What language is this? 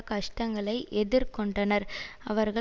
Tamil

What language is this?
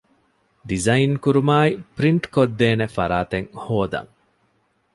Divehi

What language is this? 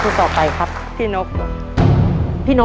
Thai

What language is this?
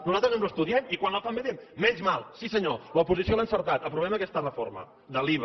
Catalan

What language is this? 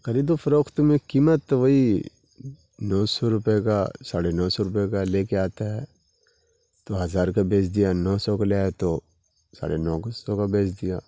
Urdu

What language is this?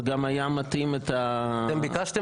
Hebrew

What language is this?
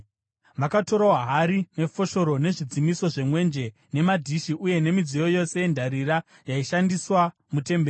Shona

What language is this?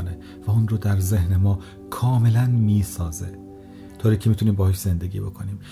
Persian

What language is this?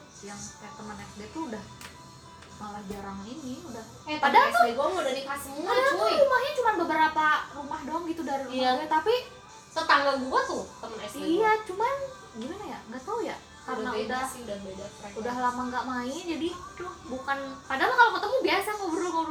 Indonesian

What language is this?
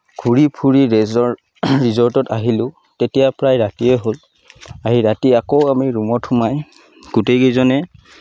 Assamese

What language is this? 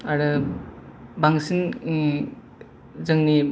Bodo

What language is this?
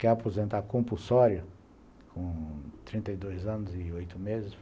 Portuguese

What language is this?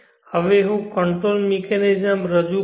Gujarati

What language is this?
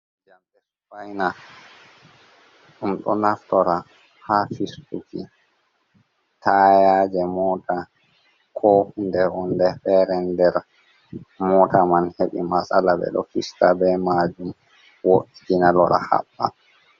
Fula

